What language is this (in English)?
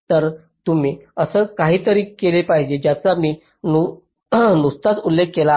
Marathi